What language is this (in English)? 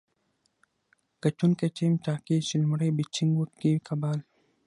Pashto